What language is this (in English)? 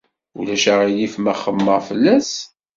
Kabyle